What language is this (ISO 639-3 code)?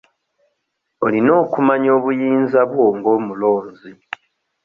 lug